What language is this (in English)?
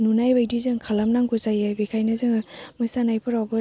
Bodo